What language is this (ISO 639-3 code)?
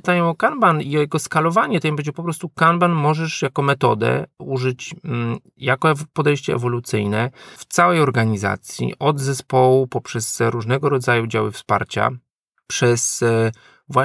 pol